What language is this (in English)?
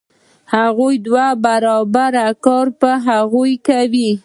Pashto